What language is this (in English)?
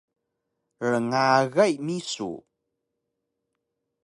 Taroko